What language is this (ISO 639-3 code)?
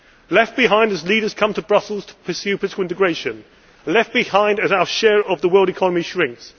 eng